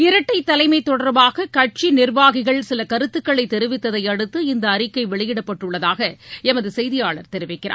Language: Tamil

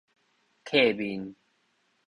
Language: Min Nan Chinese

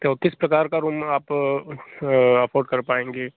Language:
Hindi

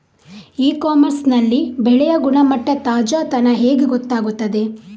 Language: Kannada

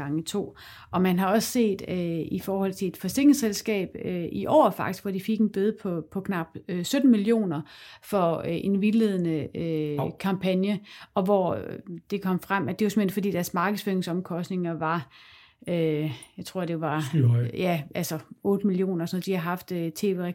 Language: Danish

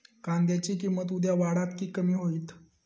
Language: Marathi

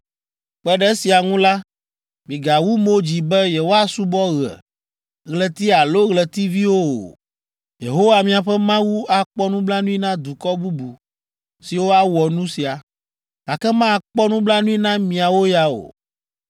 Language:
Ewe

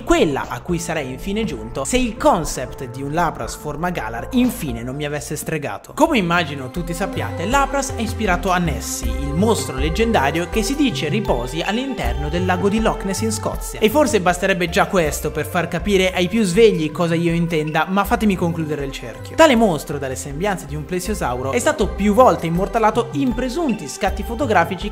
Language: Italian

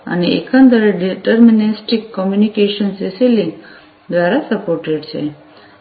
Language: Gujarati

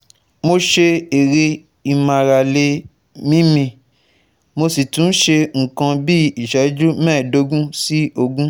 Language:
Yoruba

